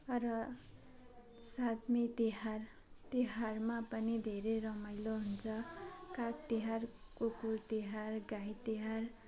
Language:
Nepali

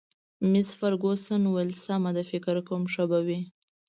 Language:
Pashto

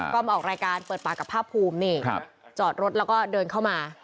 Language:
Thai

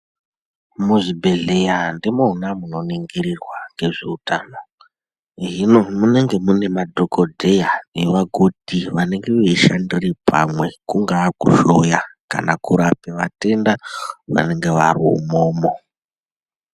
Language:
Ndau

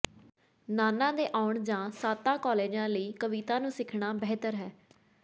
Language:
Punjabi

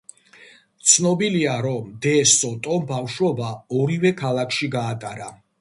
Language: Georgian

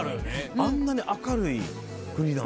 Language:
Japanese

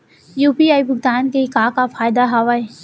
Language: Chhattisgarhi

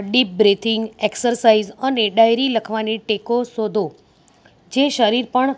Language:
Gujarati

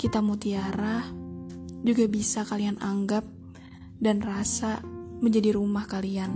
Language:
Indonesian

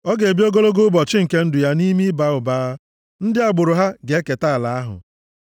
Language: Igbo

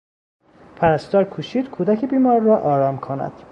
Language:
Persian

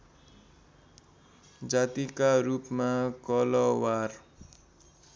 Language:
Nepali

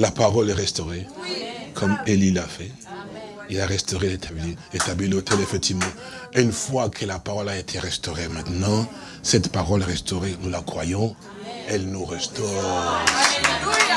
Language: French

